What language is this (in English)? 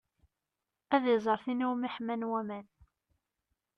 Kabyle